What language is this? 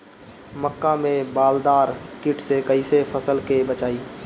Bhojpuri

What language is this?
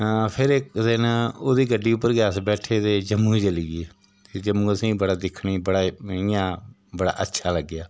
Dogri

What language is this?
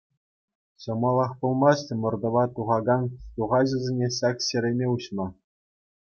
Chuvash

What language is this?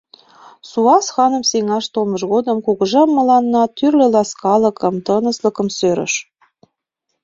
Mari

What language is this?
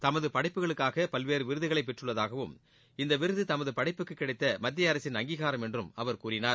Tamil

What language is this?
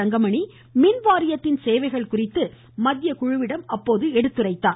Tamil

